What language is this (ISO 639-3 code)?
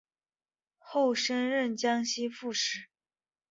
zho